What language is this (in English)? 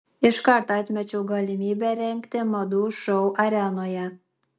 Lithuanian